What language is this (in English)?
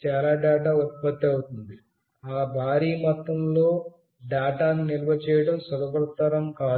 Telugu